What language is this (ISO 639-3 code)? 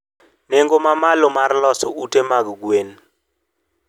luo